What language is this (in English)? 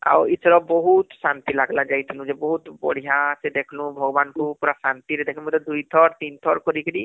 Odia